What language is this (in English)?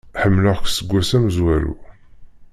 Kabyle